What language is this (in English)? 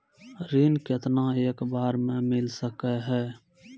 Maithili